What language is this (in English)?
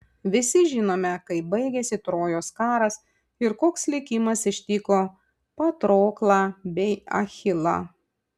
Lithuanian